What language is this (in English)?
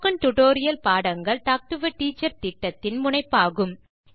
Tamil